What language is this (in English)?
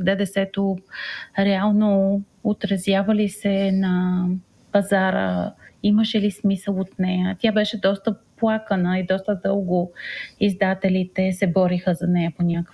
Bulgarian